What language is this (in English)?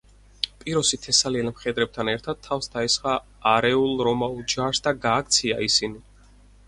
Georgian